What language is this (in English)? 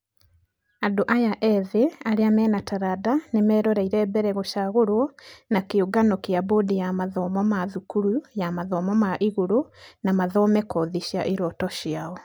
Kikuyu